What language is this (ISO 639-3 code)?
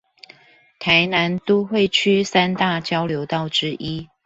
zho